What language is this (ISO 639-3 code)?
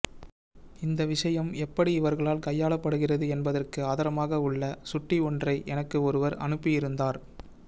tam